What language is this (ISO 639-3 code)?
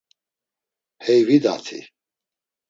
lzz